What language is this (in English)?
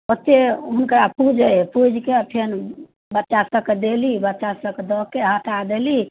Maithili